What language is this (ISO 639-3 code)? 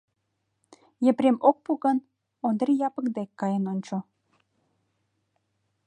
chm